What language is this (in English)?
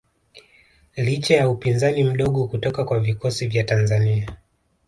Swahili